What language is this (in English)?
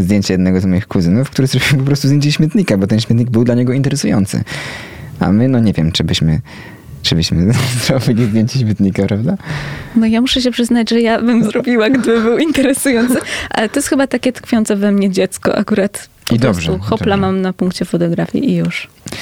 Polish